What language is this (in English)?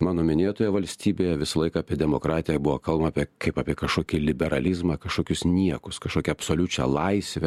Lithuanian